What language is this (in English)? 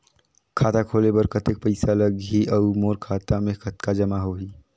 Chhattisgarhi